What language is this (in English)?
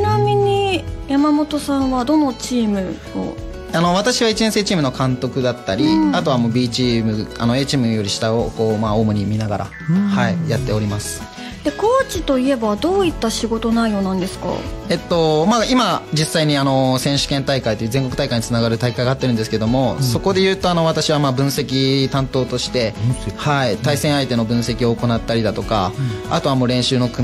Japanese